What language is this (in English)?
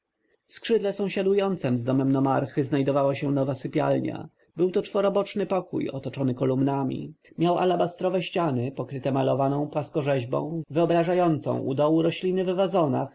Polish